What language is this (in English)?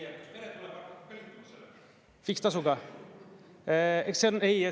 Estonian